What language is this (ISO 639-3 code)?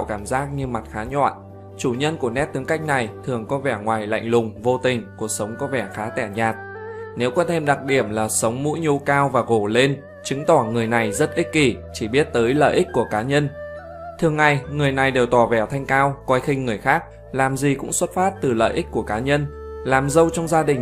vie